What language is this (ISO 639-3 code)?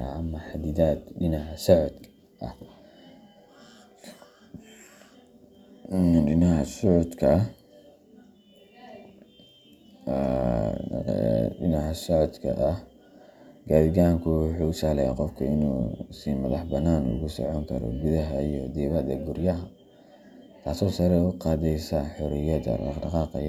som